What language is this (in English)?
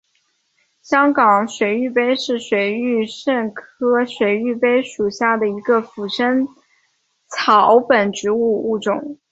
Chinese